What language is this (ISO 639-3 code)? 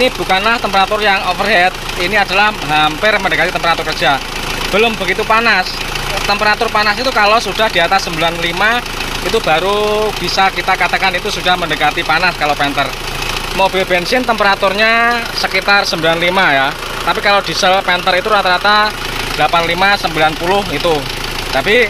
ind